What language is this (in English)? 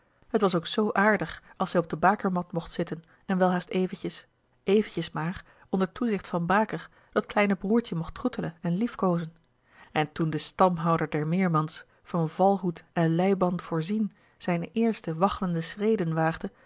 Dutch